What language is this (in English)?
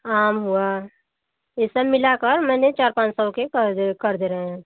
Hindi